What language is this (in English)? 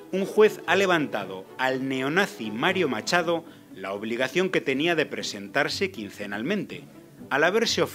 Spanish